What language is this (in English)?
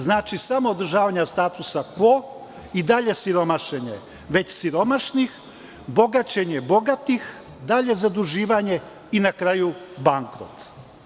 Serbian